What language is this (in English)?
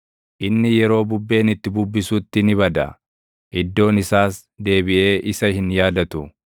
Oromo